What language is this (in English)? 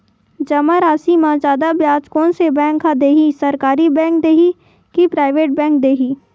Chhattisgarhi